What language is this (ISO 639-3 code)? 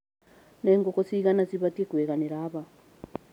kik